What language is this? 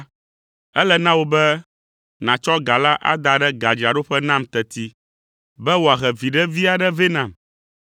Ewe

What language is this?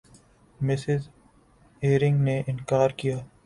Urdu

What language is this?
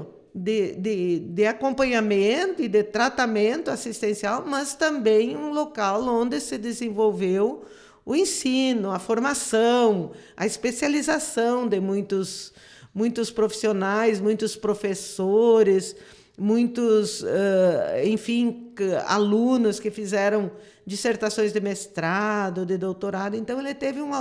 Portuguese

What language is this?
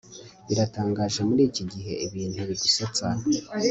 Kinyarwanda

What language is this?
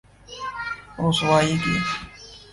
Urdu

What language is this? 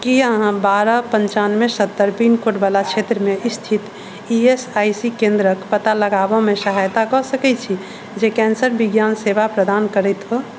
Maithili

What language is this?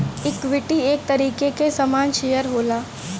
Bhojpuri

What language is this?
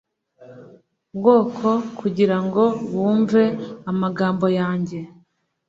Kinyarwanda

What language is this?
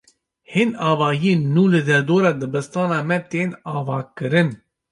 Kurdish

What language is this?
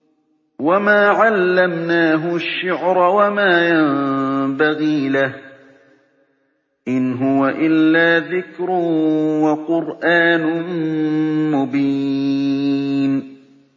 Arabic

